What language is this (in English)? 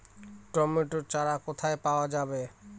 Bangla